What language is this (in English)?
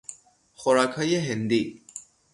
Persian